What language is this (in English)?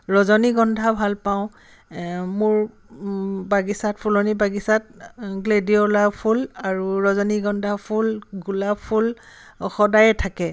Assamese